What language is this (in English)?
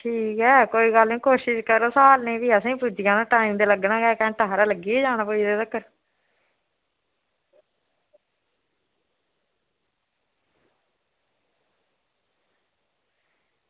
Dogri